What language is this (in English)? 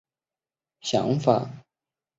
Chinese